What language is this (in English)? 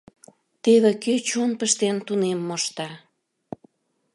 Mari